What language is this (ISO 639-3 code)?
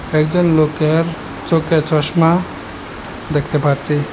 ben